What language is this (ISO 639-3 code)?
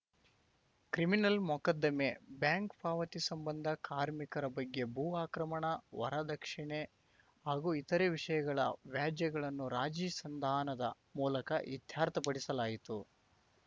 kan